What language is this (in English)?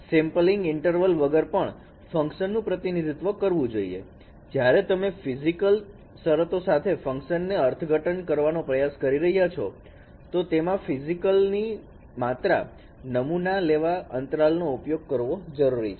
Gujarati